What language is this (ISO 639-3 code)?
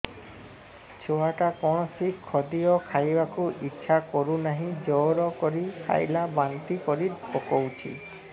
ori